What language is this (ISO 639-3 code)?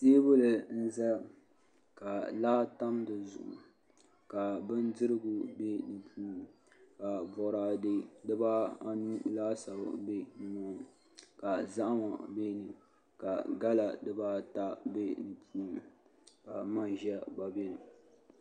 dag